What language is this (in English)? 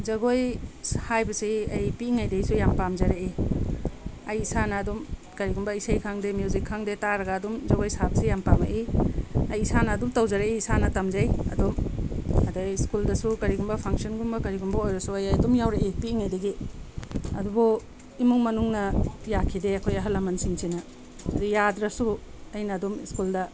Manipuri